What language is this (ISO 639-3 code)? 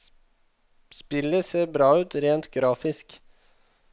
nor